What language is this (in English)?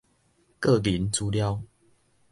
Min Nan Chinese